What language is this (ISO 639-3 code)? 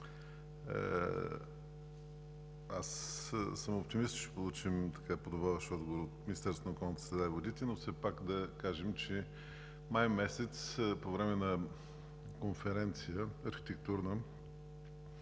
bul